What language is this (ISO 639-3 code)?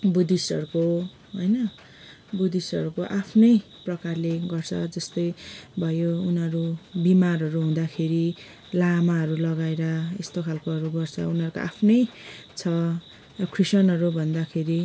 nep